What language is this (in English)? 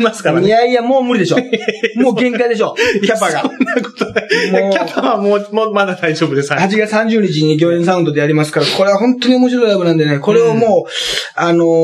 Japanese